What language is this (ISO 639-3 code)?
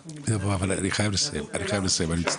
heb